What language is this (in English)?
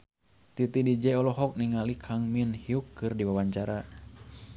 Sundanese